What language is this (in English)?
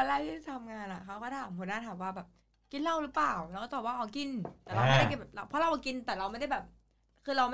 Thai